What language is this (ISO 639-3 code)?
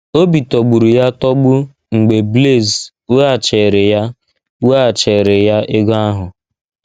ibo